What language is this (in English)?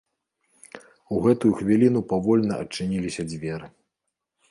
Belarusian